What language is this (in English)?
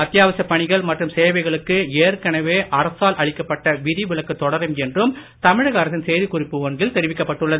Tamil